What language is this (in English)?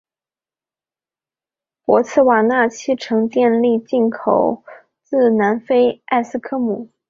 Chinese